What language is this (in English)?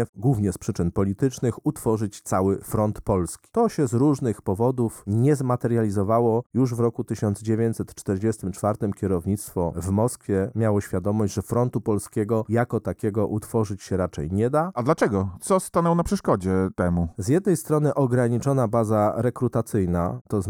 Polish